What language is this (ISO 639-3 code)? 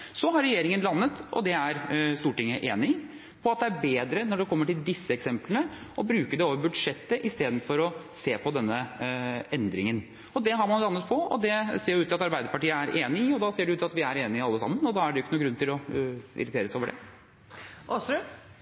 nob